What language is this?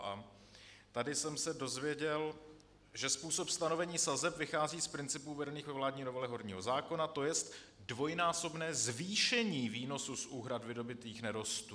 Czech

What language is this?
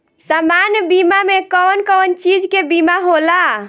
Bhojpuri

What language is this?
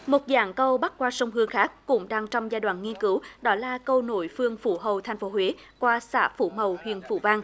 Vietnamese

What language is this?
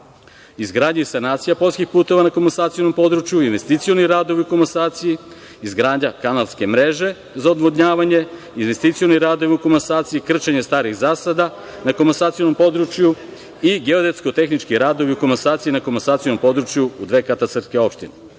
Serbian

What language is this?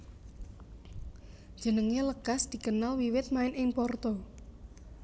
Javanese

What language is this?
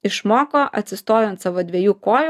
Lithuanian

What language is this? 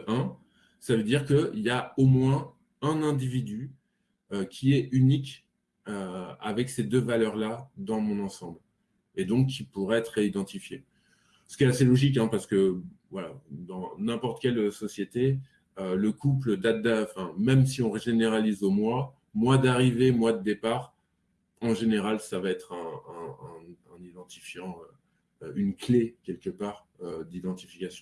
French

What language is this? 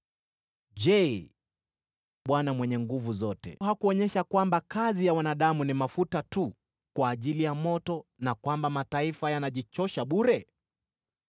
Swahili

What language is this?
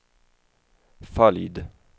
Swedish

